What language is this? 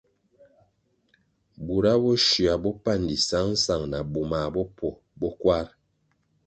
Kwasio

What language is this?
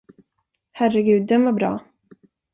Swedish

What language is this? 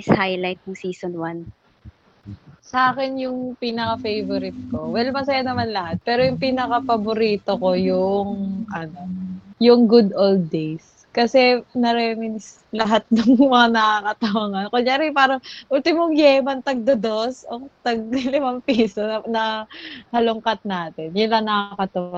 Filipino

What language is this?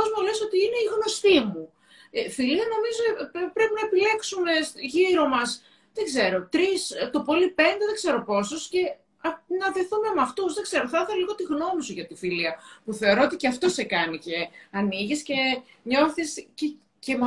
Greek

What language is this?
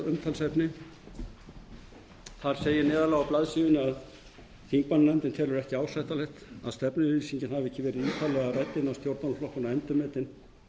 Icelandic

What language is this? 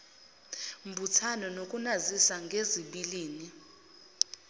Zulu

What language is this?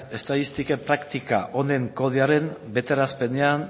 Basque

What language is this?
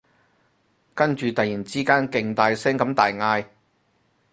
Cantonese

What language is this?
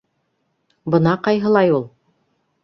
Bashkir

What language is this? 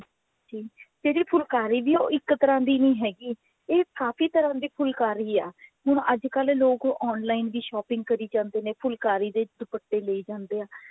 Punjabi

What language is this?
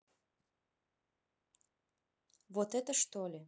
Russian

